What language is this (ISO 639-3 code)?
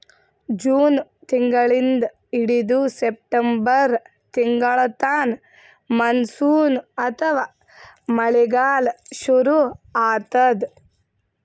kan